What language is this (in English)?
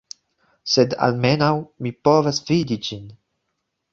Esperanto